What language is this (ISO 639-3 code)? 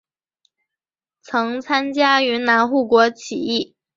zho